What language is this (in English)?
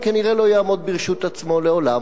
Hebrew